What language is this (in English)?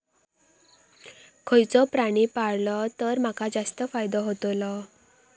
Marathi